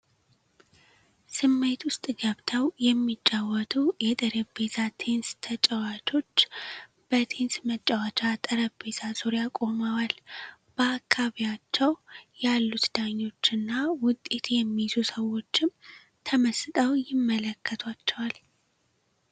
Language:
Amharic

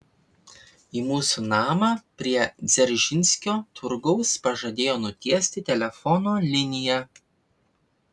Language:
Lithuanian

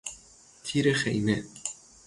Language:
Persian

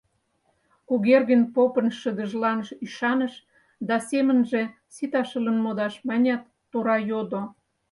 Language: Mari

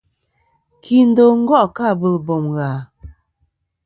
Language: Kom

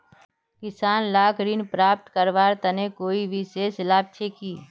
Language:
Magahi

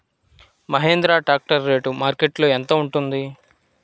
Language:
Telugu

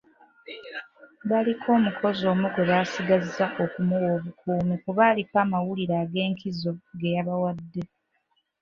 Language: Ganda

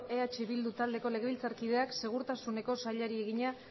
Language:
Basque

